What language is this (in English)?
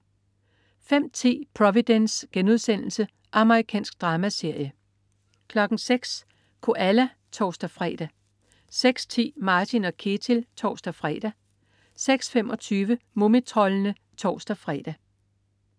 Danish